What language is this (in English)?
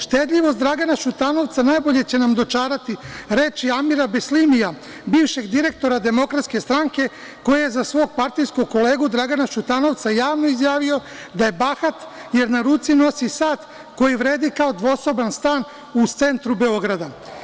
Serbian